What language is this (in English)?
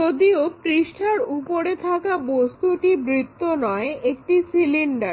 Bangla